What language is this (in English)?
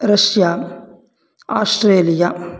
Sanskrit